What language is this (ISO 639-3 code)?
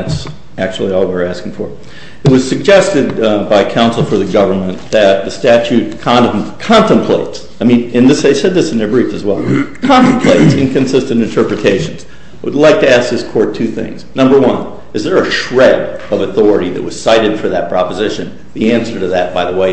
eng